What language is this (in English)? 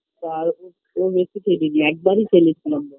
Bangla